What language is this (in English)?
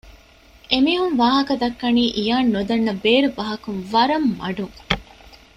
Divehi